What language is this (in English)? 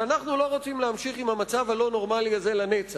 Hebrew